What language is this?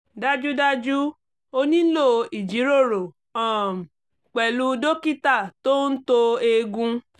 Yoruba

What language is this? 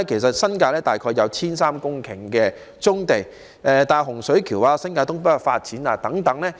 Cantonese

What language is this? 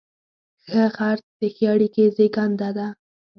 Pashto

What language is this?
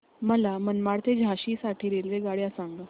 Marathi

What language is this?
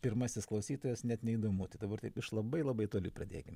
Lithuanian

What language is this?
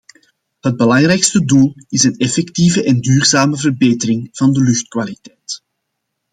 Dutch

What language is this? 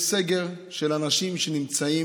Hebrew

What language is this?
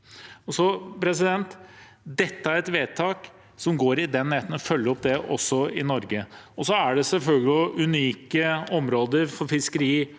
Norwegian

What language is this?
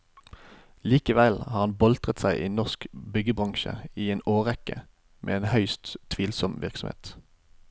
Norwegian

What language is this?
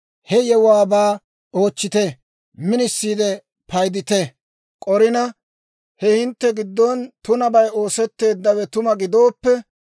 Dawro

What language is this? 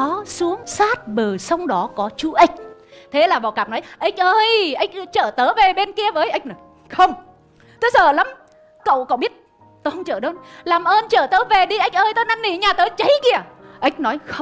Vietnamese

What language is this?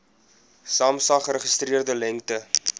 Afrikaans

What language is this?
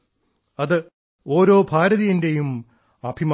Malayalam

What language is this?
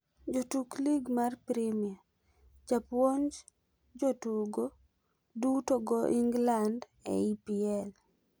Luo (Kenya and Tanzania)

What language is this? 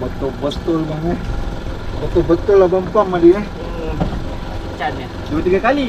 Malay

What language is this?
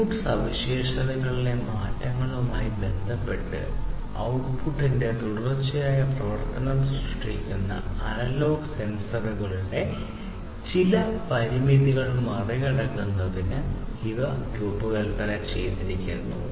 Malayalam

